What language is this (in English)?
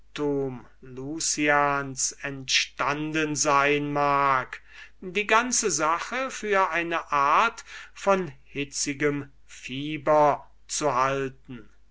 German